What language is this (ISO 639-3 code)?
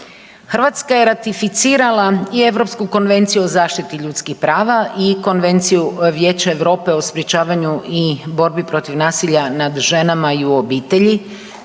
hrv